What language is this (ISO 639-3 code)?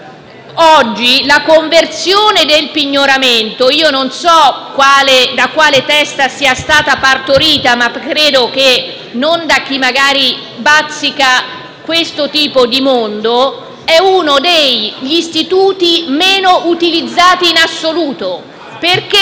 ita